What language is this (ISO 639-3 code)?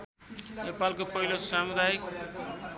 nep